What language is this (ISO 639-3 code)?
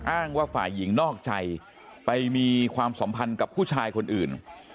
tha